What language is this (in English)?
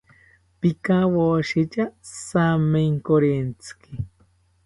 South Ucayali Ashéninka